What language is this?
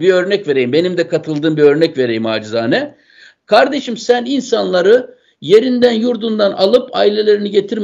Turkish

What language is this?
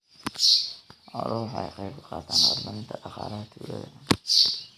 Somali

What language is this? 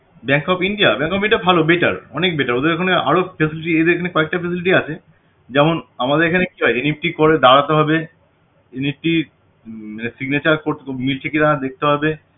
Bangla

